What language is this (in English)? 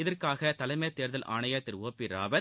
Tamil